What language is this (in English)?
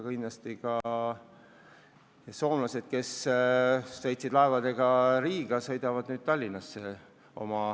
Estonian